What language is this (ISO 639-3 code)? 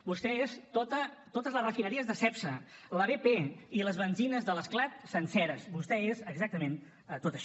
cat